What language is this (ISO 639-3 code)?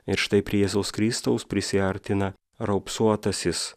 lit